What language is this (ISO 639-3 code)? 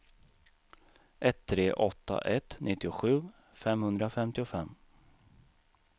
swe